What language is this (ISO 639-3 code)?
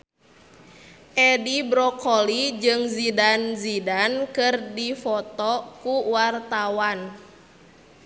sun